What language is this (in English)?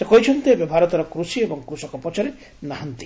Odia